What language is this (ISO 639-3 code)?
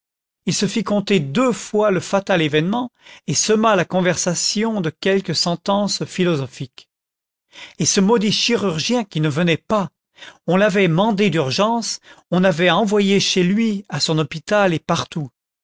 fra